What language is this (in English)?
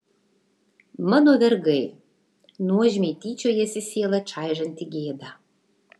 Lithuanian